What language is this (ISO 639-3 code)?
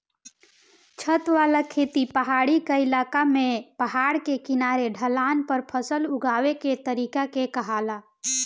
bho